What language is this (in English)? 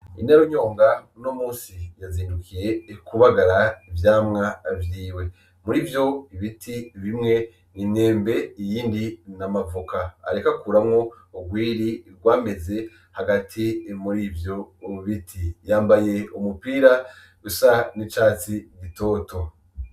Rundi